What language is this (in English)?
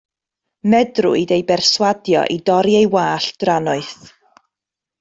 Welsh